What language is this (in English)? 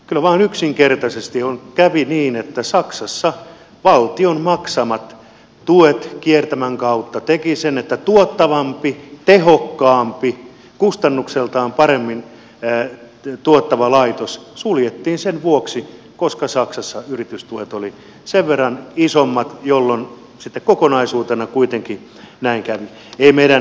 Finnish